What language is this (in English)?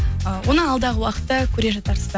Kazakh